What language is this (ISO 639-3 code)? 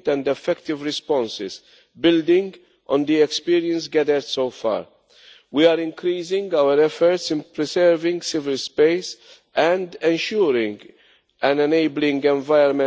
eng